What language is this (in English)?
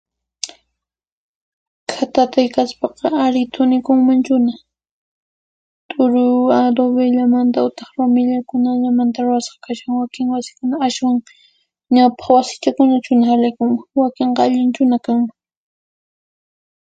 Puno Quechua